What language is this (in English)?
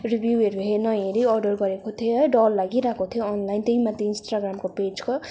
Nepali